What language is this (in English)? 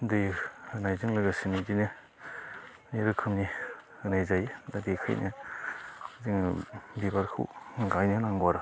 Bodo